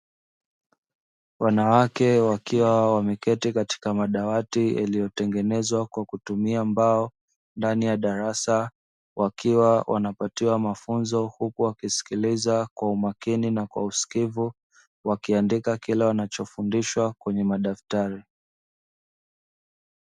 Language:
Swahili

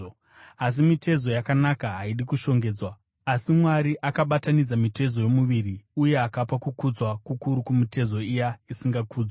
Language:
Shona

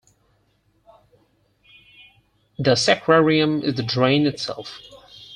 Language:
English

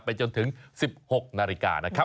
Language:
Thai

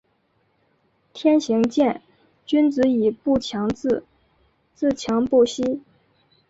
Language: Chinese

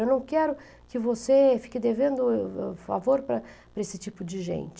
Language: Portuguese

